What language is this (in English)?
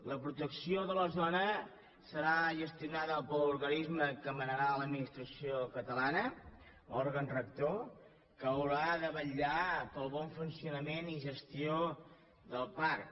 Catalan